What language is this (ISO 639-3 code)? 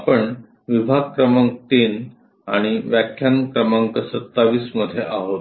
mar